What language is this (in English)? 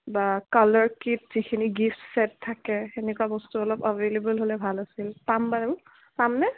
Assamese